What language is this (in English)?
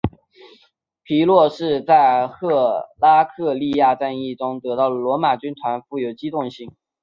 Chinese